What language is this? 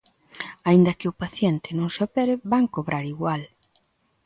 Galician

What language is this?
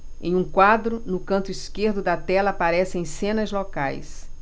Portuguese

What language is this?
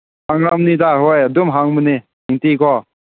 Manipuri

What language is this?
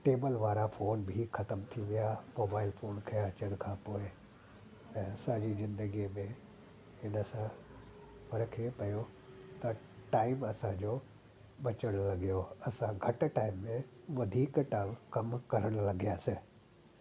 Sindhi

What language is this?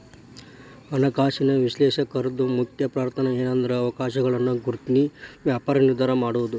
Kannada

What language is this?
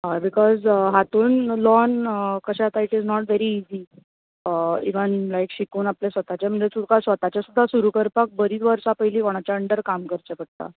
Konkani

